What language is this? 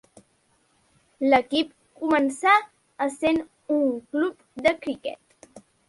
Catalan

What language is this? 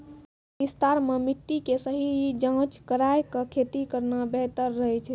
Maithili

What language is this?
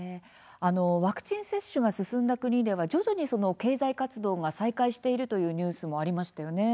Japanese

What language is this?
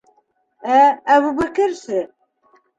Bashkir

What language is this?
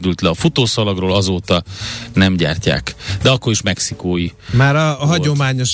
Hungarian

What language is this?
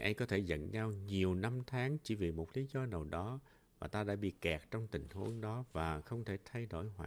Vietnamese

